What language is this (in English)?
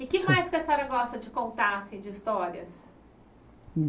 Portuguese